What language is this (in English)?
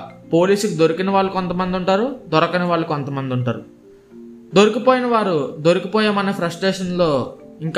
Telugu